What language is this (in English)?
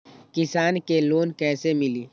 Magahi